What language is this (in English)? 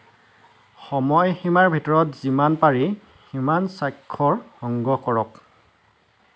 Assamese